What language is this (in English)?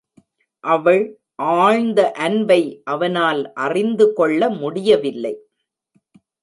Tamil